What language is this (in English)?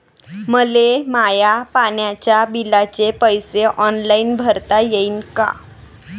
Marathi